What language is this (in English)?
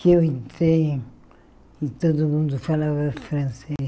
Portuguese